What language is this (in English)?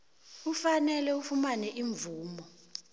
South Ndebele